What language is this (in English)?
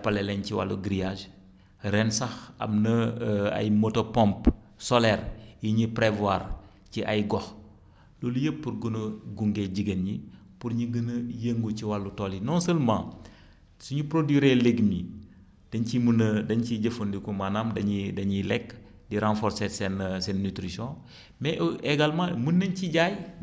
Wolof